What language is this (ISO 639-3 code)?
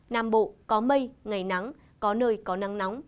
vie